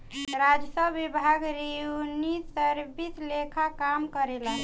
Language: Bhojpuri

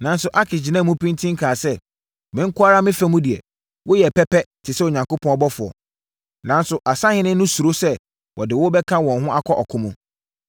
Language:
Akan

